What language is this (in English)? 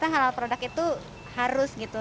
Indonesian